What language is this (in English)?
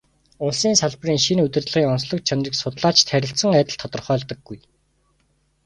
Mongolian